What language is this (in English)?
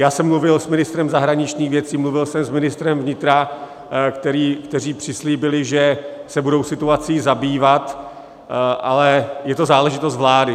Czech